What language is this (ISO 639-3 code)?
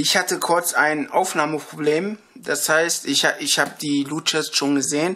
deu